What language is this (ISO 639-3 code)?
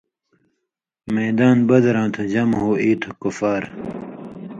mvy